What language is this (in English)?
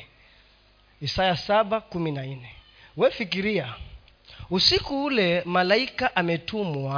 Swahili